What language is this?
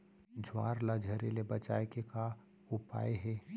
Chhattisgarhi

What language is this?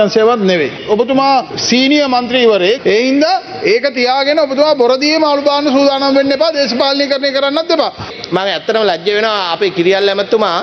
Indonesian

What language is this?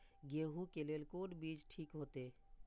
Maithili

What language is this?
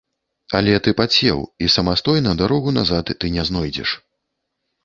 Belarusian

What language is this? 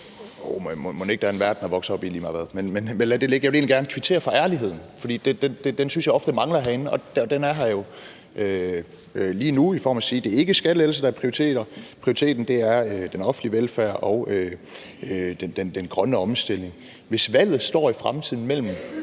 Danish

